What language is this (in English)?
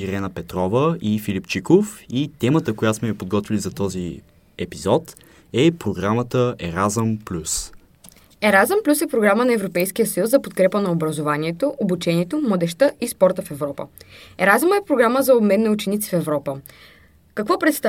Bulgarian